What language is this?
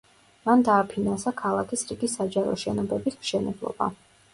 Georgian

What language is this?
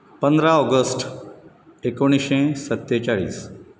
Konkani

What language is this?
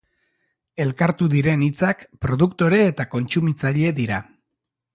Basque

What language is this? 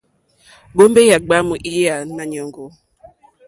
Mokpwe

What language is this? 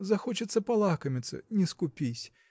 Russian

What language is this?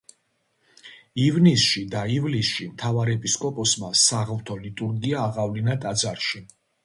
Georgian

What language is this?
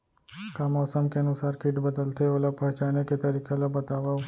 Chhattisgarhi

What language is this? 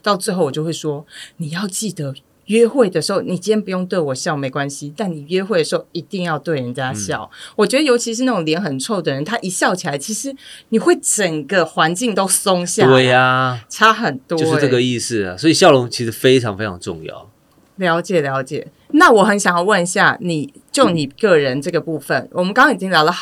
Chinese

